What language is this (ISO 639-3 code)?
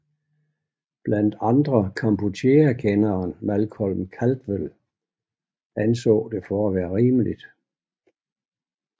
dan